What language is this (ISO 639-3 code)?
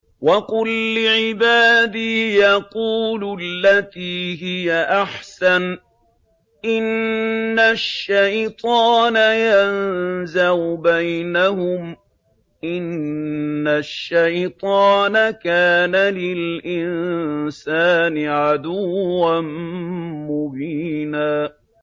ara